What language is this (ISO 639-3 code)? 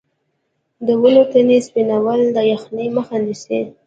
pus